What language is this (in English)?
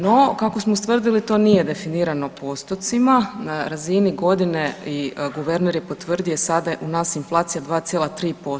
Croatian